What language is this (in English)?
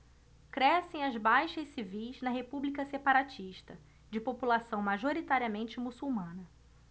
Portuguese